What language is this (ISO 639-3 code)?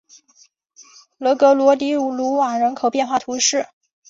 zho